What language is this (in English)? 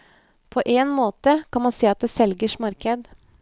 Norwegian